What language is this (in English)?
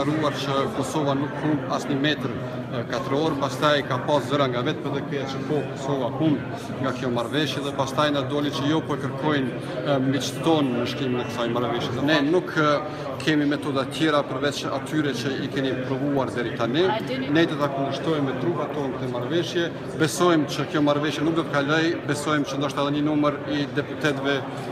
Romanian